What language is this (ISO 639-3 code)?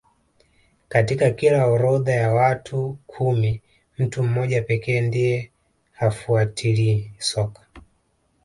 swa